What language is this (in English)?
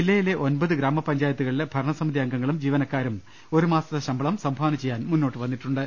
Malayalam